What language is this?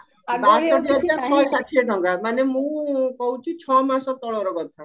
Odia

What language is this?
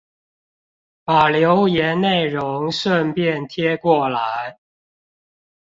Chinese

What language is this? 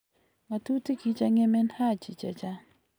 Kalenjin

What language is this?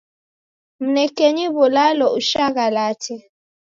Taita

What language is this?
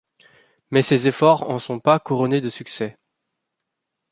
French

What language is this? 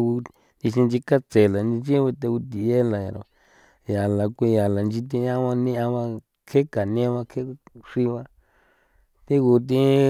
San Felipe Otlaltepec Popoloca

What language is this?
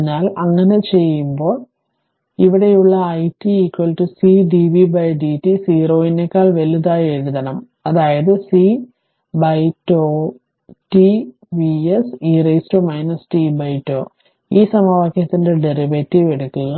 Malayalam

